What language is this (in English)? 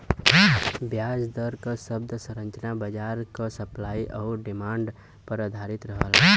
Bhojpuri